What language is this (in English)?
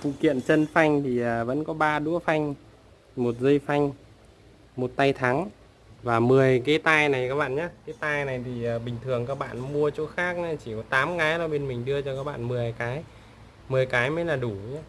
Vietnamese